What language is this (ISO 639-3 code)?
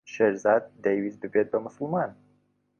ckb